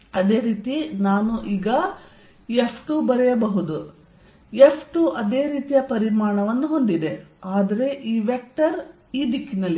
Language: Kannada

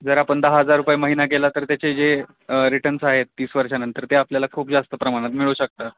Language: Marathi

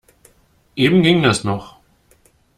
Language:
German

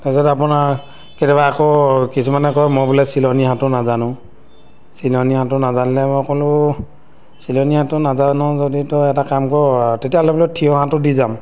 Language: Assamese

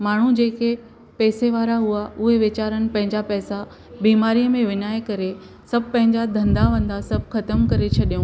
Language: Sindhi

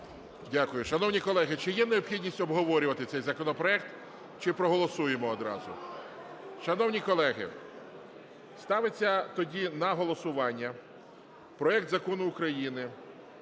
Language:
Ukrainian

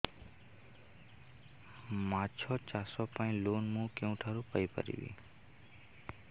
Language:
Odia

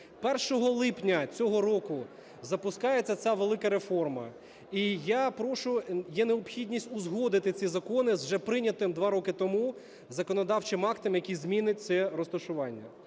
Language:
Ukrainian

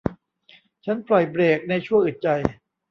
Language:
Thai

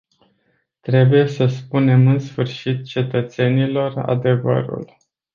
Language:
Romanian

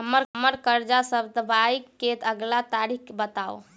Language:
Maithili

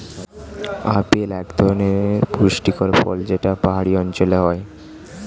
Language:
Bangla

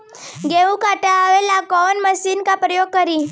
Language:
Bhojpuri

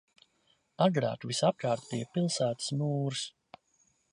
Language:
Latvian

